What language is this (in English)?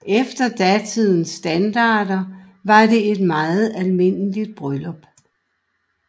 Danish